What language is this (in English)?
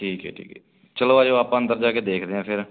Punjabi